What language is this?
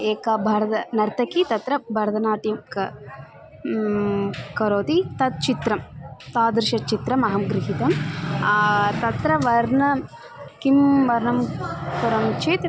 Sanskrit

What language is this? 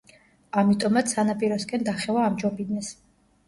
Georgian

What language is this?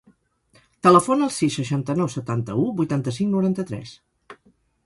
Catalan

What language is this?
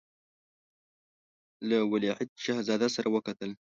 Pashto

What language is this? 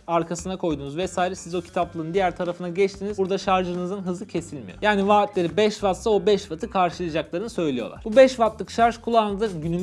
Turkish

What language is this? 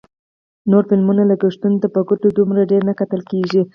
Pashto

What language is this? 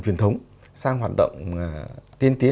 Vietnamese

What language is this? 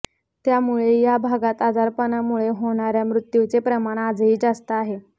Marathi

